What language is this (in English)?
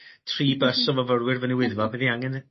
Welsh